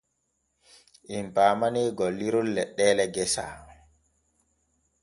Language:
Borgu Fulfulde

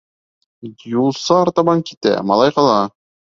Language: Bashkir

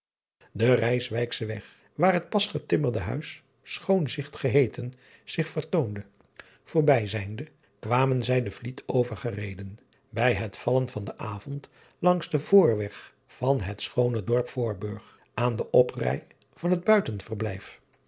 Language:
Dutch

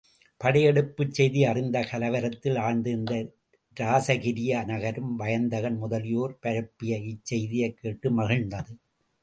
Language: Tamil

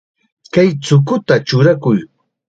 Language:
Chiquián Ancash Quechua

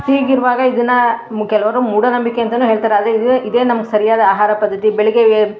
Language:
Kannada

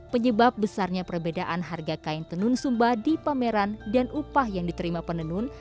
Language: Indonesian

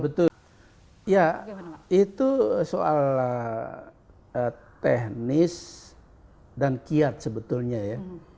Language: Indonesian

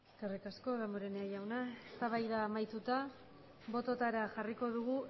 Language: Basque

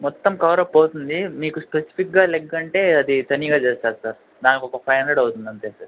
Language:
Telugu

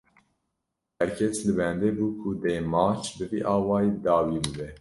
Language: Kurdish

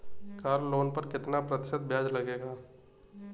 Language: Hindi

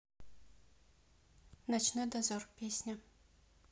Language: Russian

